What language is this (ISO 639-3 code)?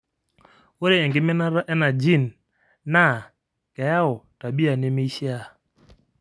mas